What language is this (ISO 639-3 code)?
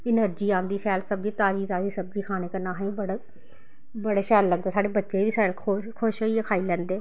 doi